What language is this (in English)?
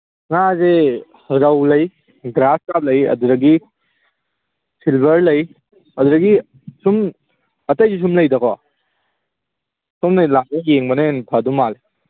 Manipuri